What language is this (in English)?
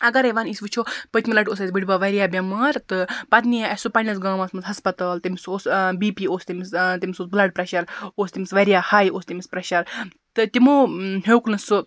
Kashmiri